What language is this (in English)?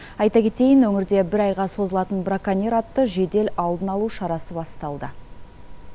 Kazakh